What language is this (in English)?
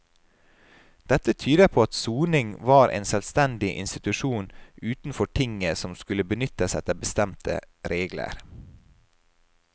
Norwegian